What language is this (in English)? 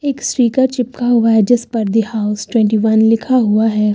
Hindi